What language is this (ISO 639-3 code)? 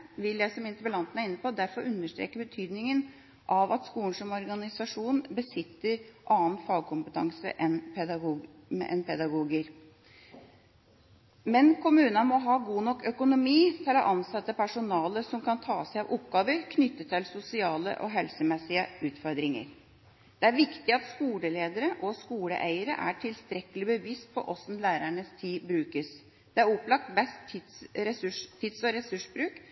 nob